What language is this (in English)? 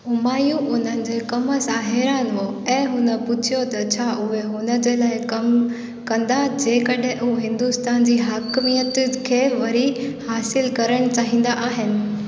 Sindhi